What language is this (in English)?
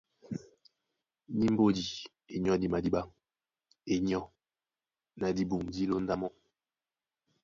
Duala